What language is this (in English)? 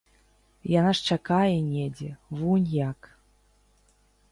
Belarusian